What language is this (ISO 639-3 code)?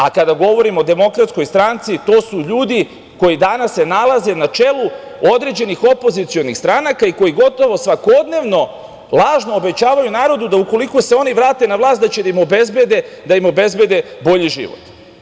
srp